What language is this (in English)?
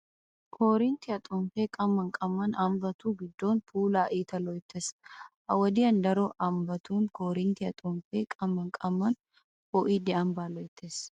Wolaytta